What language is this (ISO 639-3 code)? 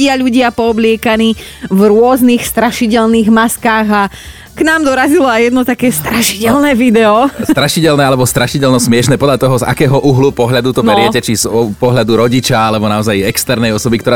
slk